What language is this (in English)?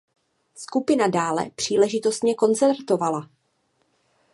Czech